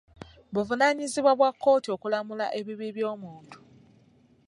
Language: Ganda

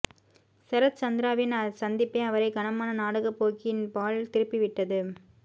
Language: Tamil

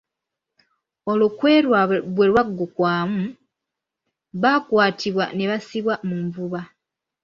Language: Ganda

